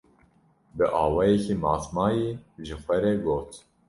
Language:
Kurdish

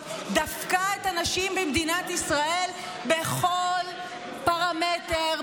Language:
Hebrew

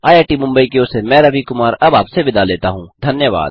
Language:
Hindi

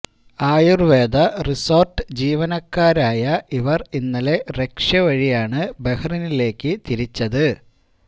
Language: Malayalam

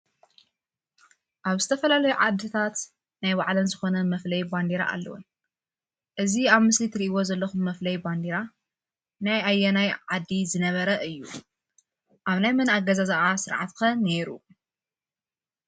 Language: Tigrinya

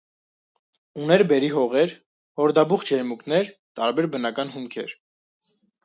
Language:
Armenian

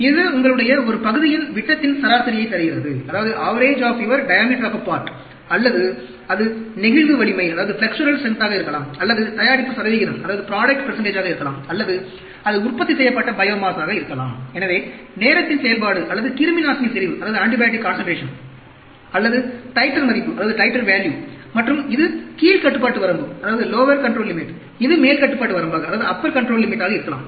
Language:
Tamil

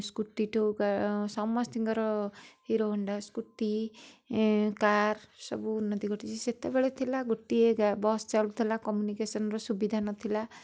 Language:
Odia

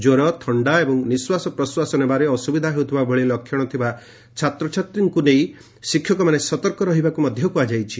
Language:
Odia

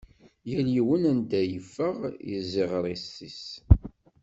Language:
Kabyle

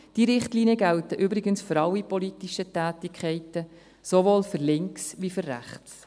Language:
Swiss German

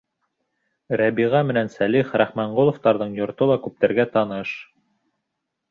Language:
Bashkir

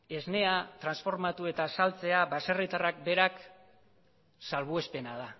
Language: Basque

